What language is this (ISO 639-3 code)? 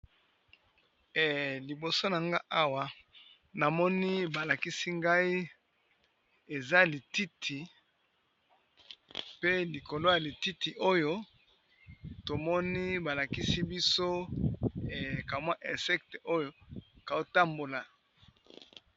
lin